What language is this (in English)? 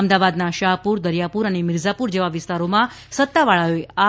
Gujarati